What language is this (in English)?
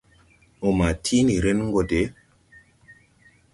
Tupuri